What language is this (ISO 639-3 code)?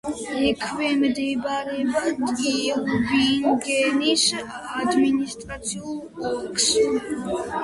kat